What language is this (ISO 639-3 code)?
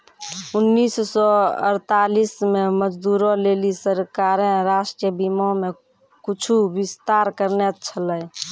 mai